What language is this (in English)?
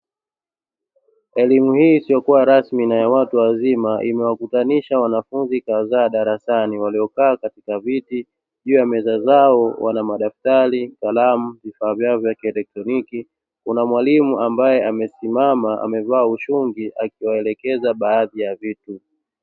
Swahili